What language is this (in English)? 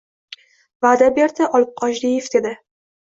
Uzbek